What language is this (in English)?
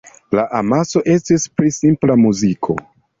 Esperanto